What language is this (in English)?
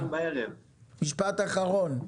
Hebrew